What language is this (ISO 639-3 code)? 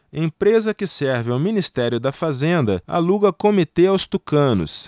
por